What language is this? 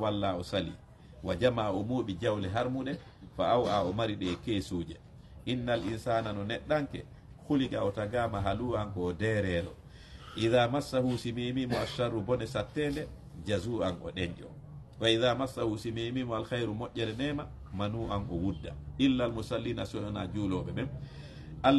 Indonesian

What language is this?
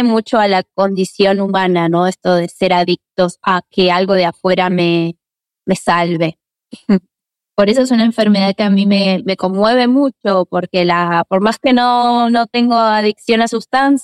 Spanish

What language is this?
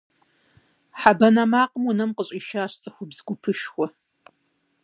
Kabardian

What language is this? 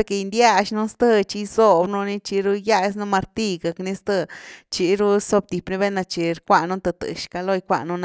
Güilá Zapotec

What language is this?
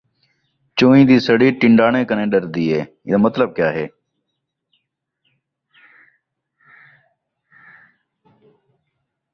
Saraiki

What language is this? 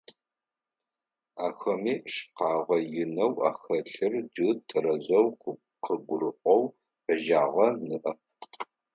Adyghe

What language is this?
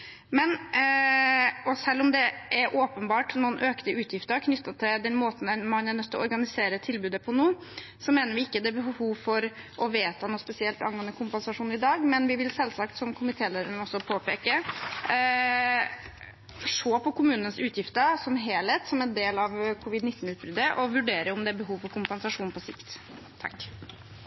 Norwegian Bokmål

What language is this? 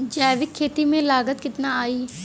Bhojpuri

